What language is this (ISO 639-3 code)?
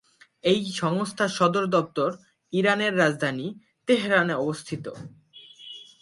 ben